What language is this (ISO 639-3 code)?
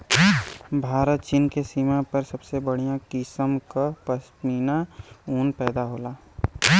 bho